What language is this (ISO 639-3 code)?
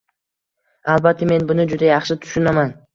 uzb